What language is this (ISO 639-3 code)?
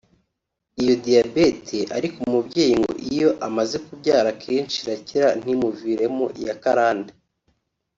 kin